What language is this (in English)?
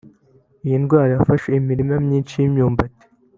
Kinyarwanda